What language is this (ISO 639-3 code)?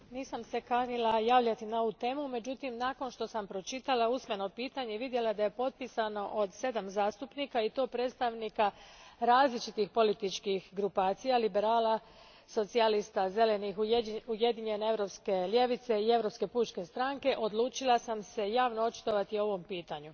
hrv